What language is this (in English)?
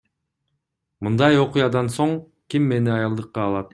Kyrgyz